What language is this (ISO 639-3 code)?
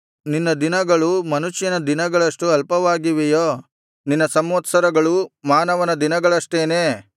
kan